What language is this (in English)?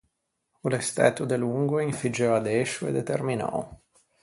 Ligurian